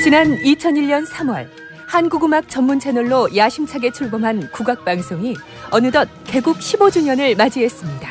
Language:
Korean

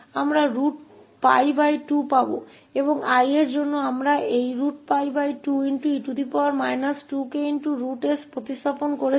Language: Hindi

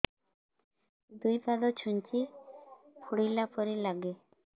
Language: Odia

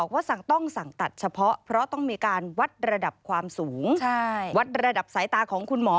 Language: Thai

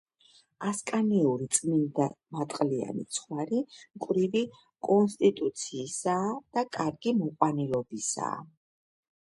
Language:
Georgian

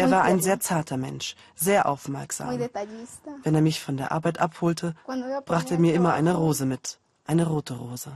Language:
German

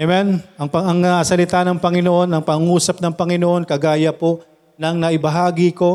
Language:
Filipino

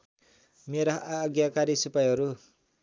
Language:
Nepali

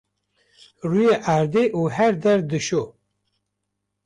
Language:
Kurdish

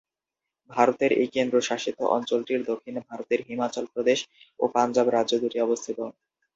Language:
Bangla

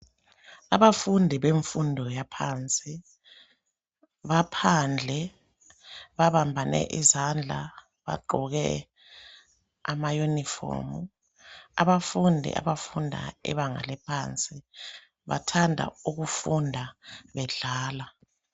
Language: North Ndebele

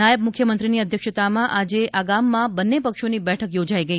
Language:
Gujarati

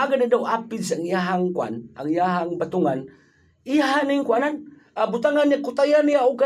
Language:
Filipino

